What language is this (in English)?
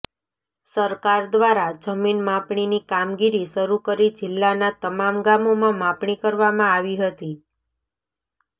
Gujarati